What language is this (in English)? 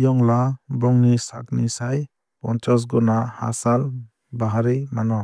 Kok Borok